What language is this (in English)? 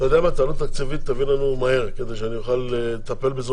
Hebrew